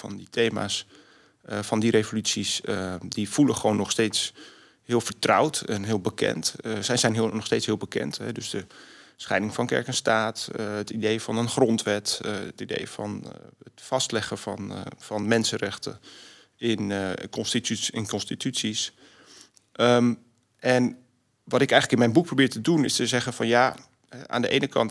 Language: Dutch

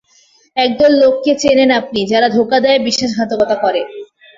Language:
Bangla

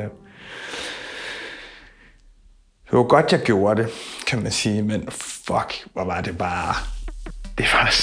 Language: Danish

